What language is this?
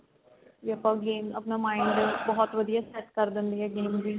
Punjabi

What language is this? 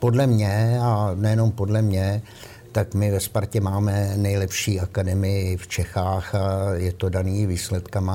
Czech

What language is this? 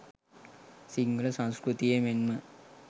Sinhala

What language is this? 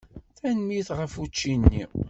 Kabyle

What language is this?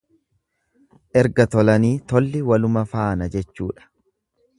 Oromo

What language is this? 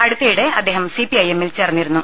Malayalam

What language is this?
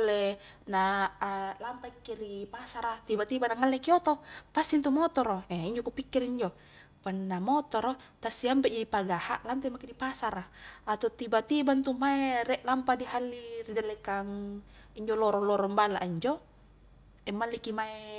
Highland Konjo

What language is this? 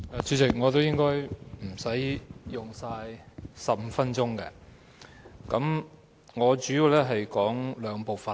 Cantonese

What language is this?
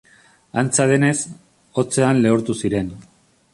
Basque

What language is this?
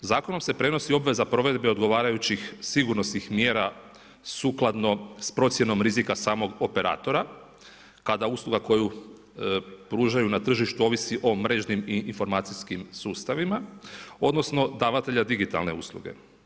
Croatian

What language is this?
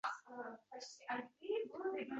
Uzbek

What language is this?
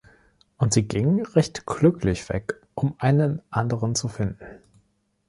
German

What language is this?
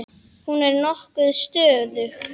Icelandic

